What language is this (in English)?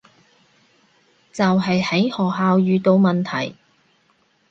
Cantonese